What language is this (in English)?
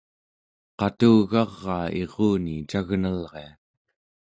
Central Yupik